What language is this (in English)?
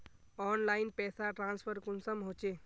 Magahi